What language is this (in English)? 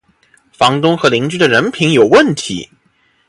Chinese